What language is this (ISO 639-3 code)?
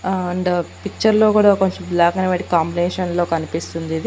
tel